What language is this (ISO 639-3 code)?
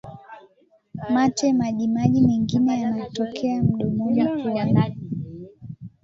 swa